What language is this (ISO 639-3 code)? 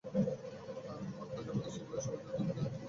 ben